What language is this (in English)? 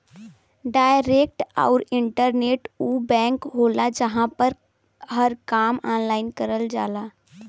Bhojpuri